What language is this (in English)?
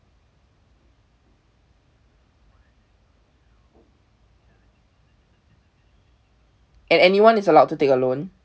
English